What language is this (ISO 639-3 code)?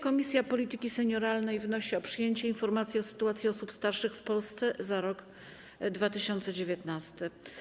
pol